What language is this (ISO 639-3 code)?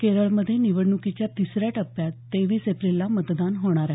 mar